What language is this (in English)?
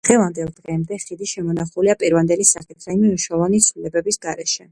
Georgian